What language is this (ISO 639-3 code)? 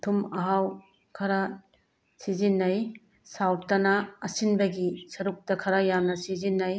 mni